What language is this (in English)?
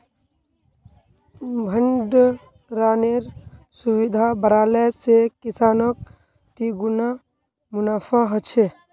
Magahi